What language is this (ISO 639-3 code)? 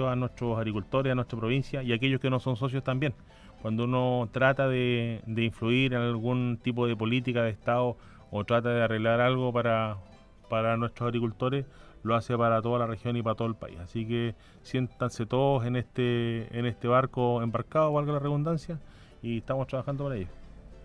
spa